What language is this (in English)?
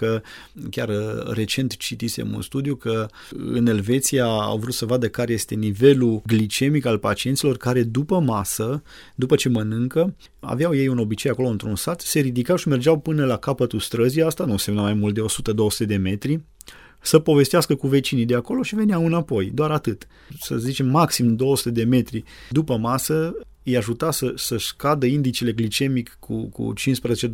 Romanian